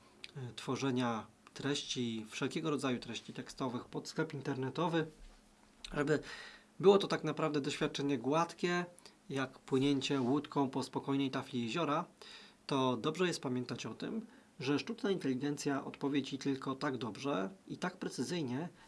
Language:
Polish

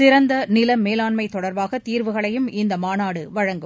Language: Tamil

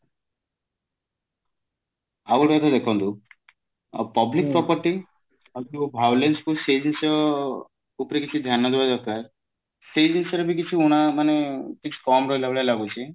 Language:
Odia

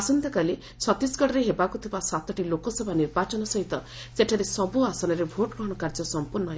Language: Odia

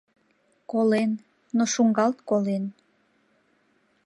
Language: Mari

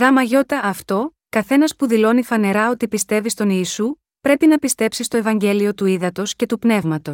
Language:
Greek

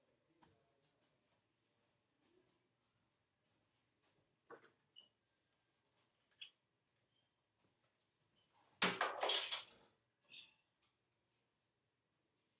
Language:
English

